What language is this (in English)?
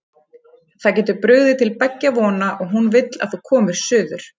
Icelandic